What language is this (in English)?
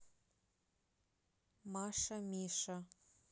Russian